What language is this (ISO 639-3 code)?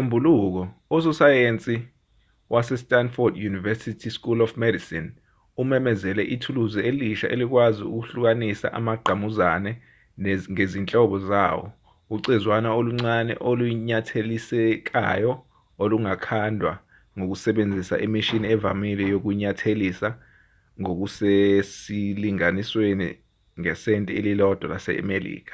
zul